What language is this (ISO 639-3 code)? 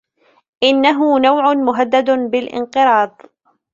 ara